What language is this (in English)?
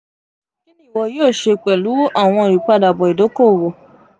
Yoruba